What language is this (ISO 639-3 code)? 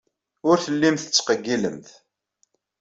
kab